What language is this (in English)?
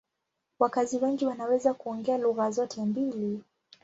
Swahili